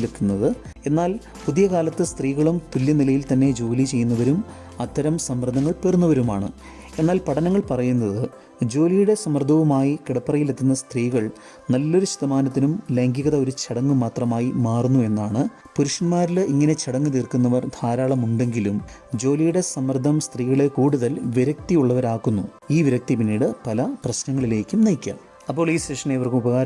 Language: Malayalam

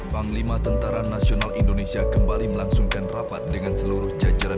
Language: Indonesian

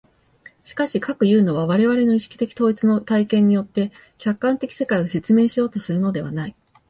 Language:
Japanese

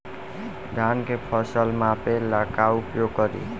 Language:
Bhojpuri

